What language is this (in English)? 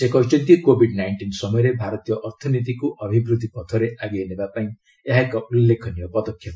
Odia